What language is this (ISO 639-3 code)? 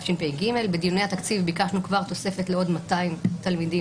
heb